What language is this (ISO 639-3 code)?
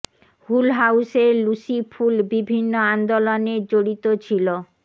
ben